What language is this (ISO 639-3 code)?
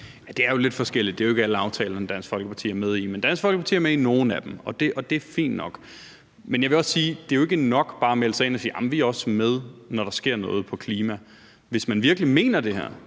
dan